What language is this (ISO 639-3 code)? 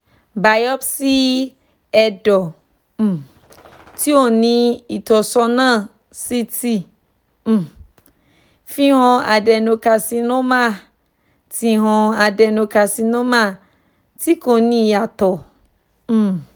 yor